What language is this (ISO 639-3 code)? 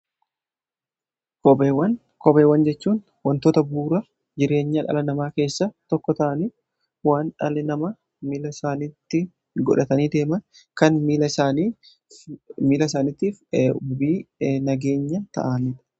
orm